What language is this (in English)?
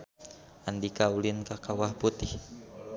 Sundanese